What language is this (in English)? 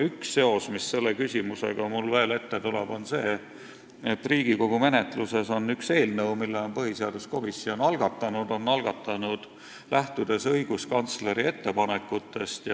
Estonian